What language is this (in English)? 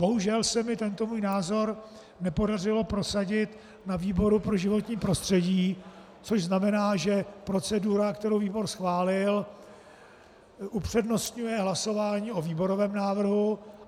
Czech